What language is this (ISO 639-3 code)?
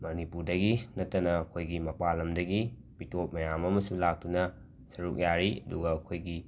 mni